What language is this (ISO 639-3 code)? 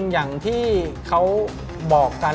tha